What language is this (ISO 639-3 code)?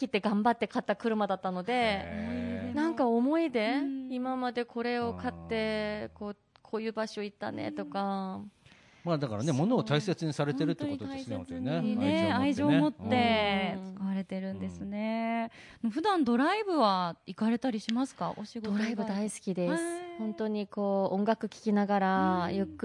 jpn